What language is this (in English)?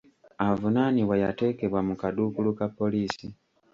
Ganda